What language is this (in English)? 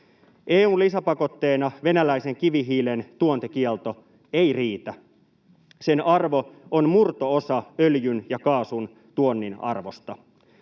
Finnish